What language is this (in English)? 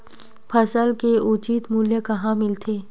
Chhattisgarhi